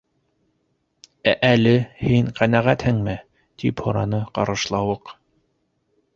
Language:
Bashkir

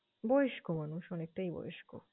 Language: Bangla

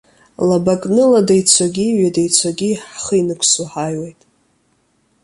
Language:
Abkhazian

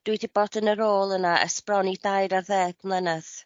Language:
Welsh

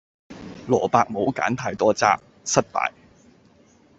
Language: Cantonese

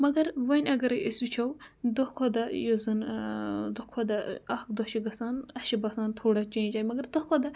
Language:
Kashmiri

